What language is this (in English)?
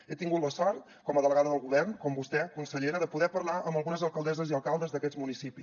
Catalan